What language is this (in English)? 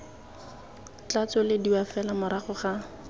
Tswana